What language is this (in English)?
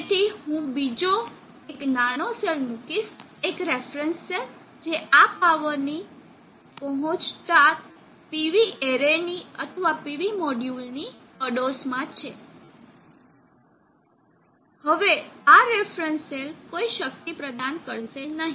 Gujarati